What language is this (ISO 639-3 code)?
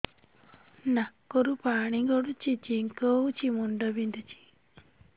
ori